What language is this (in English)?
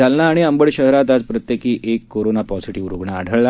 Marathi